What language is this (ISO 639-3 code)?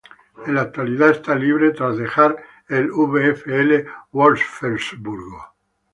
spa